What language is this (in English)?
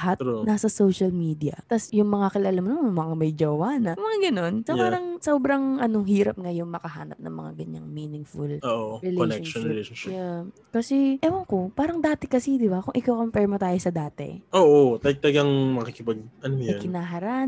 Filipino